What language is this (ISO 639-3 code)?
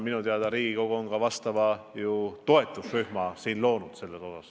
est